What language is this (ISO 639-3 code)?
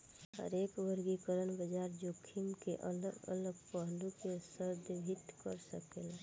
bho